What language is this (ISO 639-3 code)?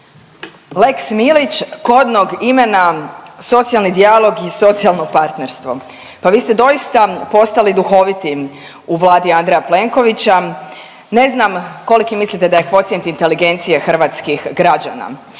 hrv